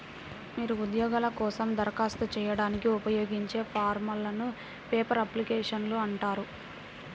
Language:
Telugu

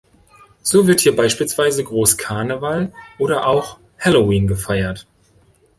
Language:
German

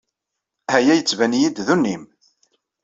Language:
Kabyle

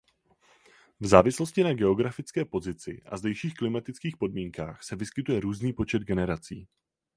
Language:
Czech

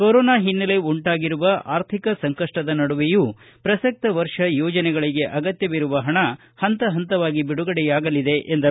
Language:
Kannada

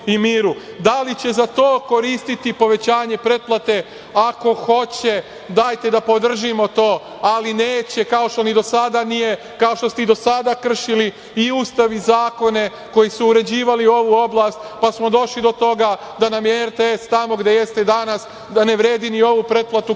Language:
Serbian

